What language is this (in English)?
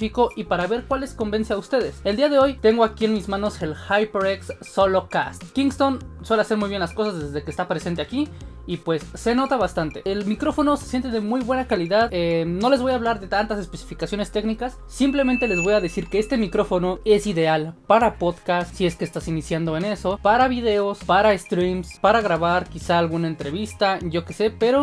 Spanish